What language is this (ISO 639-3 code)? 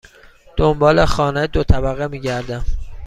fas